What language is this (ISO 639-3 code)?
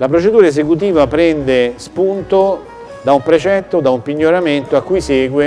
ita